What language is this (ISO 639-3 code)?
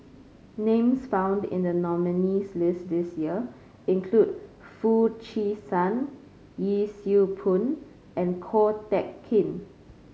eng